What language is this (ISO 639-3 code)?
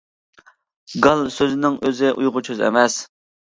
uig